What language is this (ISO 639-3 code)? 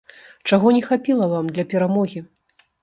bel